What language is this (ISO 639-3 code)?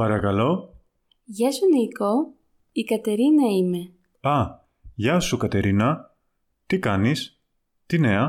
ell